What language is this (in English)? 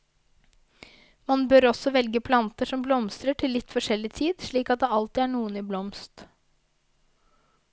Norwegian